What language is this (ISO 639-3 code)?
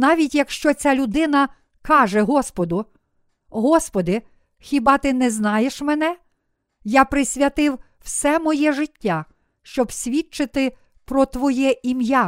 ukr